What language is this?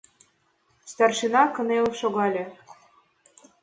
Mari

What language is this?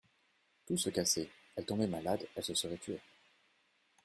French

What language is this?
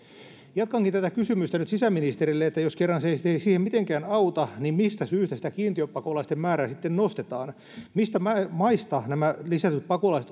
Finnish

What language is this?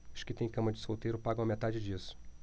Portuguese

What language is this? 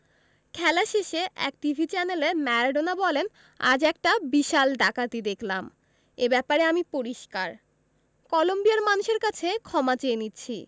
Bangla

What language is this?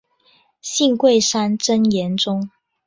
Chinese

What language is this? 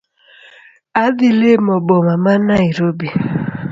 Luo (Kenya and Tanzania)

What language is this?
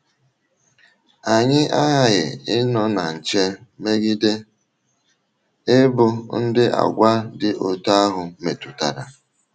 Igbo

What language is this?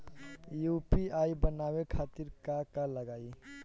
Bhojpuri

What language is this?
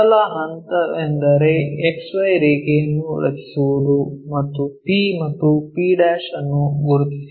Kannada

